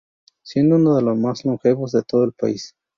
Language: Spanish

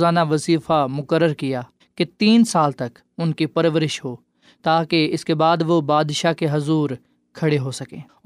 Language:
Urdu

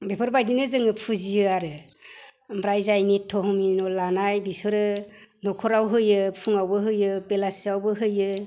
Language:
Bodo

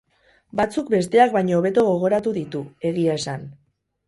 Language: Basque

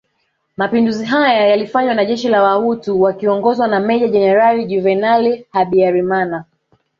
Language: Swahili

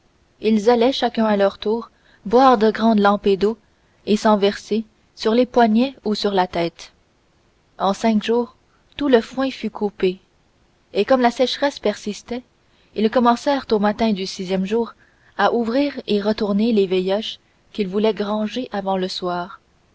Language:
French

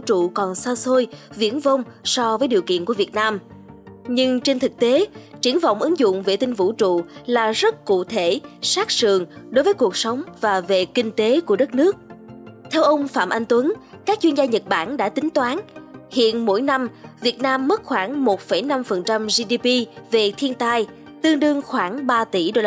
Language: Vietnamese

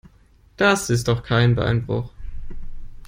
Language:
German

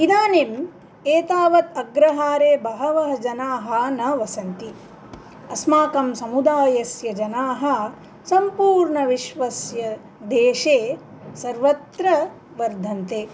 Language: Sanskrit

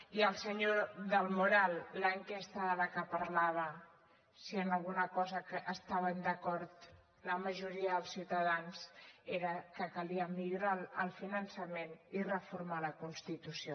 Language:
Catalan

